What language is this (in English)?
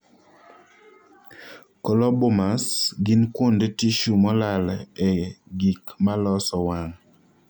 Luo (Kenya and Tanzania)